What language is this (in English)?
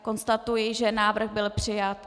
Czech